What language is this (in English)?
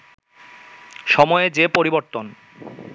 Bangla